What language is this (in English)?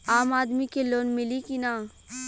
Bhojpuri